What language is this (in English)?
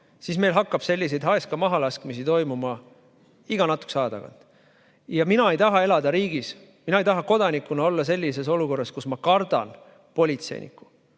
Estonian